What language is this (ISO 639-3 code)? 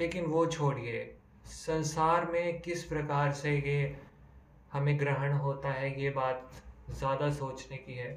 hin